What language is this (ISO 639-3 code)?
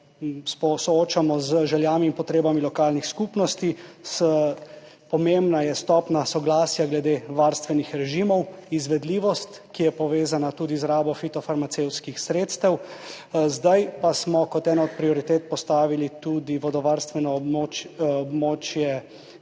slv